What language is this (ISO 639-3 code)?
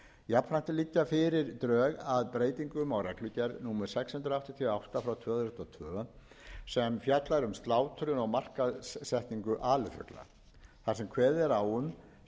isl